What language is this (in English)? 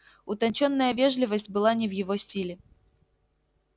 Russian